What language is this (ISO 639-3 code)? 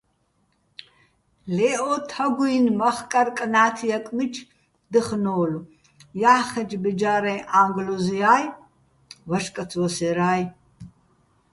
bbl